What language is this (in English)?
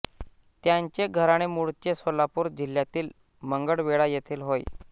Marathi